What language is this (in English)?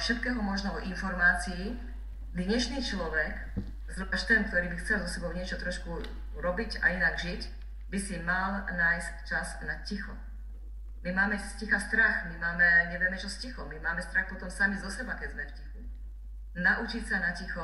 Slovak